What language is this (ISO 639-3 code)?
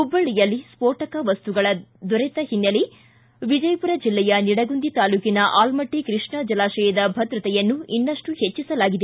kan